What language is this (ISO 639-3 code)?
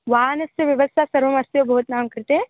san